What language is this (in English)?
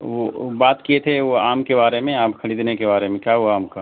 Urdu